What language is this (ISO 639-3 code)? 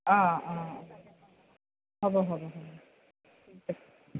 asm